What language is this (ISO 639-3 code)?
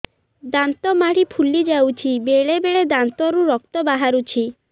ori